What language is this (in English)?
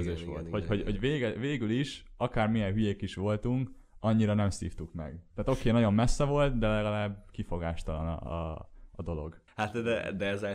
Hungarian